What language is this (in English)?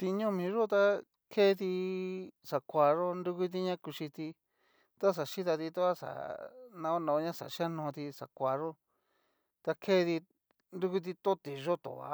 Cacaloxtepec Mixtec